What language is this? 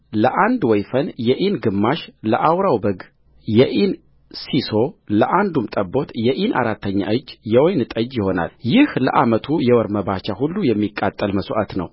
Amharic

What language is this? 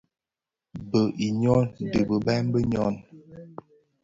Bafia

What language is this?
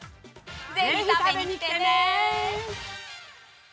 Japanese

